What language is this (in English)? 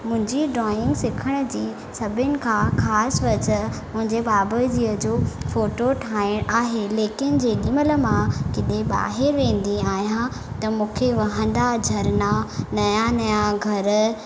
Sindhi